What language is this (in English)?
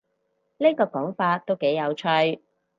Cantonese